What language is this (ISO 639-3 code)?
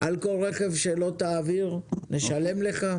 heb